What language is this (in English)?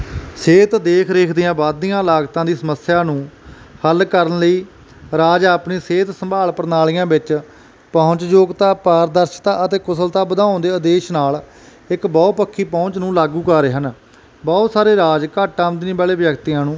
Punjabi